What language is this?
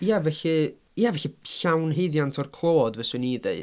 Welsh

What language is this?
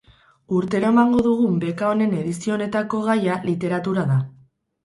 Basque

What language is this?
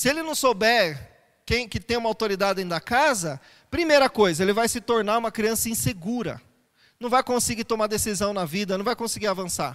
Portuguese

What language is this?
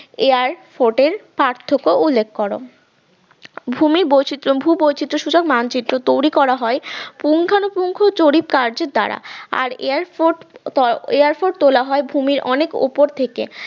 Bangla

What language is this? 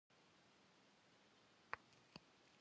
Kabardian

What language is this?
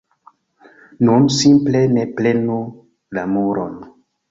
Esperanto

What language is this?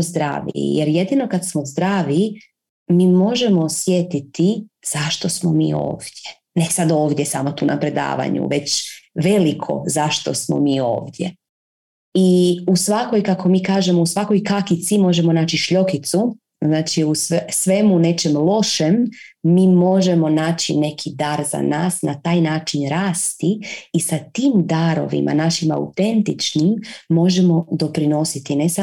Croatian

